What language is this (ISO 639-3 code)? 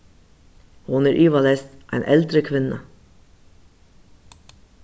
fao